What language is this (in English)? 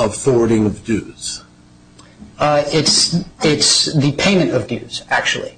English